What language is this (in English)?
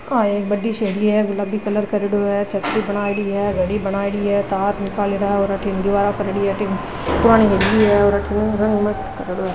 Marwari